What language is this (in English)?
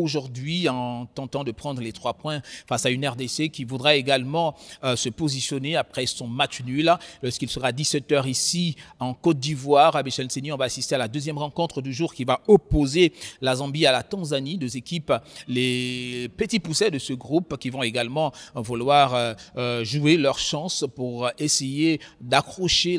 French